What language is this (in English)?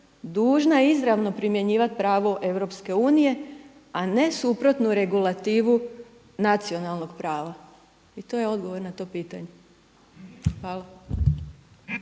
Croatian